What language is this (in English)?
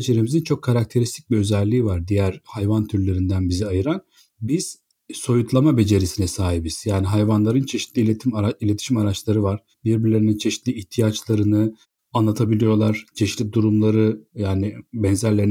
Turkish